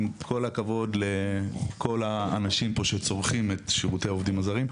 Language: Hebrew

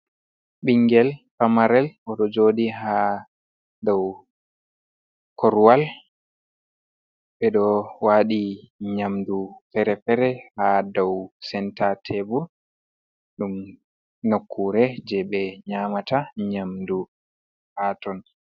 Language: Fula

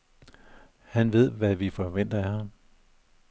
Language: Danish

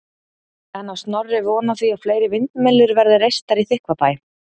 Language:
Icelandic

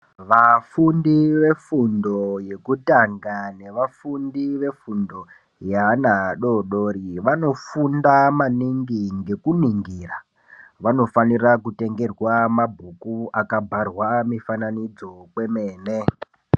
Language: Ndau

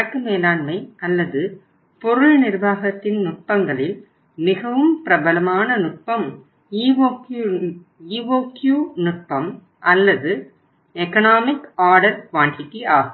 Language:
Tamil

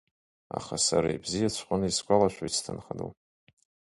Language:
Abkhazian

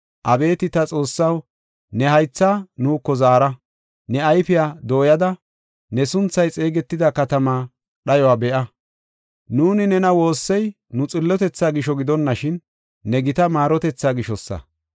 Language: Gofa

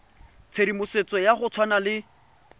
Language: Tswana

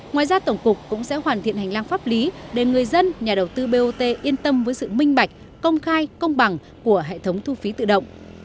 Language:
Vietnamese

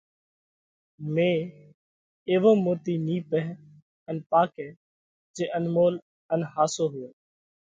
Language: Parkari Koli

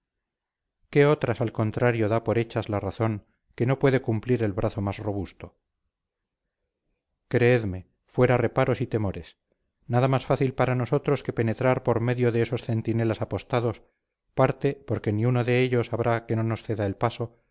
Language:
Spanish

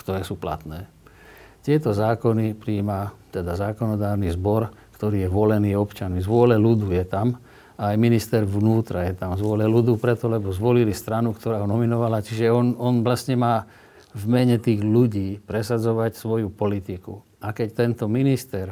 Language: Slovak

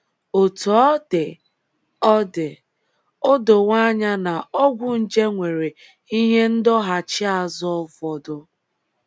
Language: Igbo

